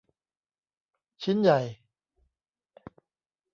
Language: Thai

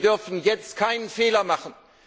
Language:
German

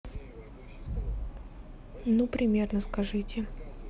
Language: Russian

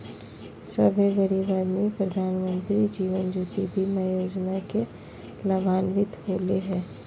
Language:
Magahi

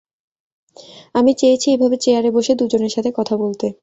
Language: Bangla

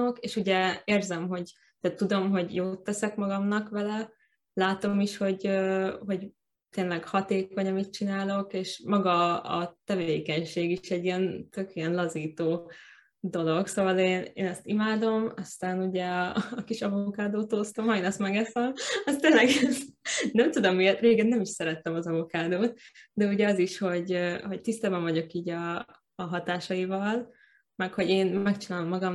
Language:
Hungarian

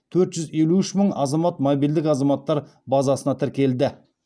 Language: Kazakh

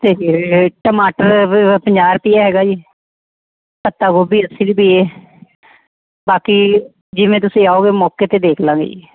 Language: Punjabi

